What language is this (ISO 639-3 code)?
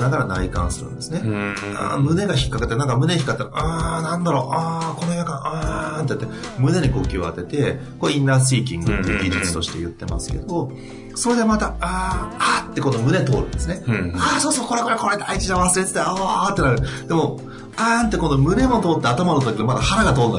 jpn